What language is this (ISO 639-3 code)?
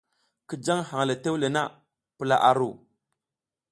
giz